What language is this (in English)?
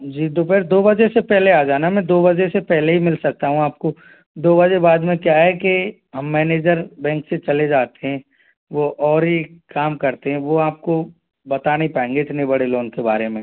Hindi